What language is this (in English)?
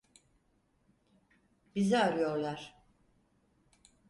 Turkish